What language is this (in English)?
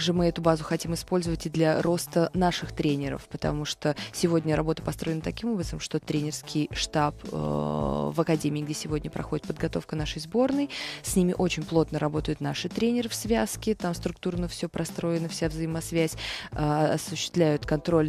Russian